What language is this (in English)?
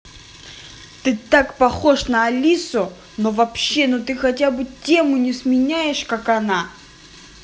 Russian